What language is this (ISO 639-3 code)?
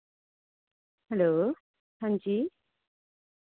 doi